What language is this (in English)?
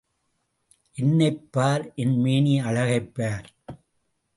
Tamil